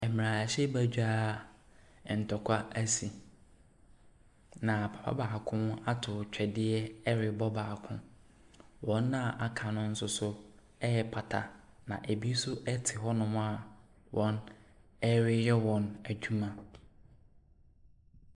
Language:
Akan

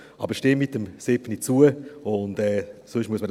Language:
Swiss German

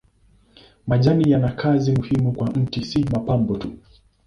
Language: Swahili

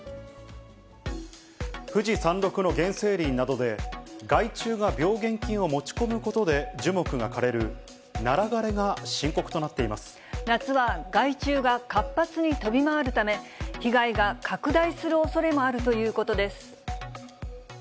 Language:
Japanese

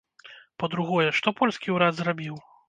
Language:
Belarusian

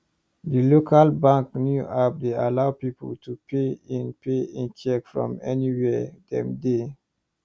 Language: Nigerian Pidgin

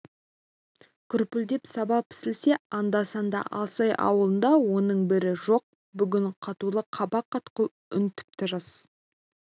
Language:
Kazakh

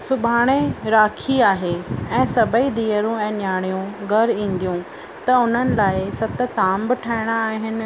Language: Sindhi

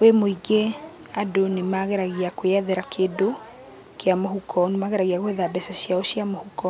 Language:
Kikuyu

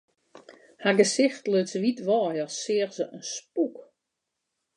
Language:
Western Frisian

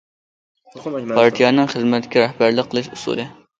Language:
Uyghur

